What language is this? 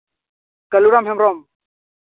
Santali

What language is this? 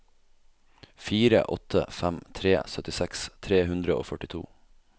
Norwegian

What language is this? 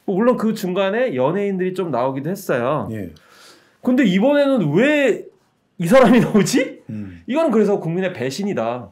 Korean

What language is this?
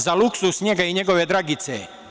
Serbian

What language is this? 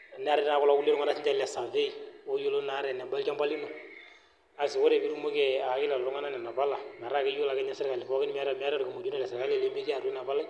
Masai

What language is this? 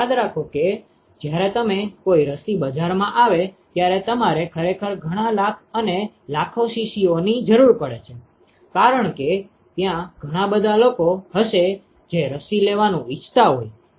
Gujarati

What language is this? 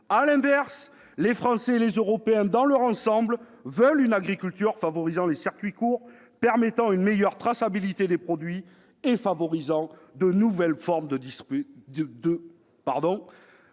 French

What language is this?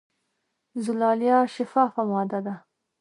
Pashto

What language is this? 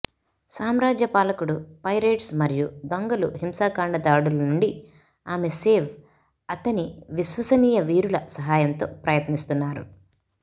Telugu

